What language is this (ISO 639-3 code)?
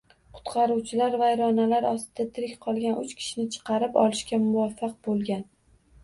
uzb